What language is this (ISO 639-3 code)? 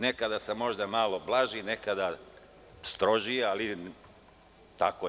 srp